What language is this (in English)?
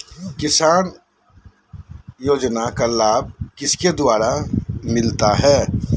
Magahi